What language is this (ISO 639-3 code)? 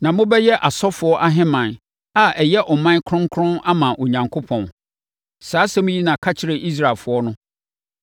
aka